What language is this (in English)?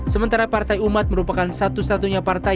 Indonesian